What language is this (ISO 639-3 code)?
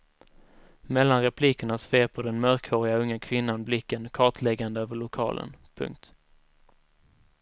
swe